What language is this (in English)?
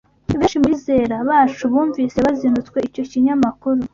Kinyarwanda